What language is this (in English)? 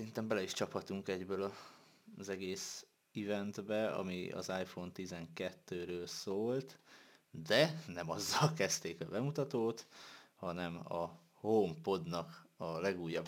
Hungarian